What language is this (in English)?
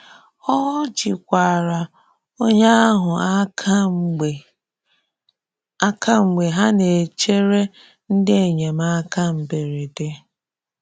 Igbo